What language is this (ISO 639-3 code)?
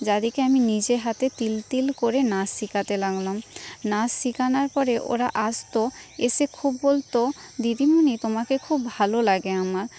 ben